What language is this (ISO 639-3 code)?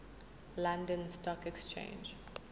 zul